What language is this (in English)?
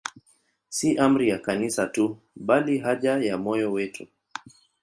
Swahili